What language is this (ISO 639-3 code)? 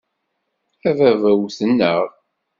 kab